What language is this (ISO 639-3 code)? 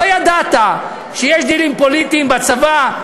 heb